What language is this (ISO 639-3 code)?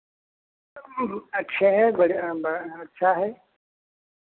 hin